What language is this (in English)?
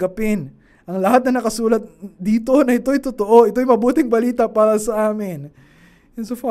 Filipino